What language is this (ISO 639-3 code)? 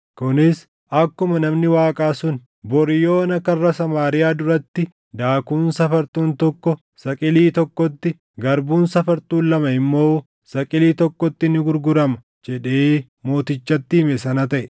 orm